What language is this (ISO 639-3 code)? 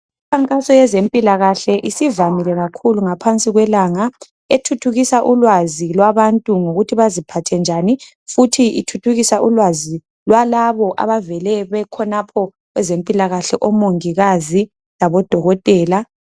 nde